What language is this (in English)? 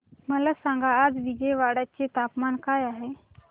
Marathi